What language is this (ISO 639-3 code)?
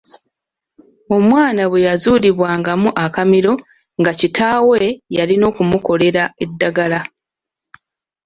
lug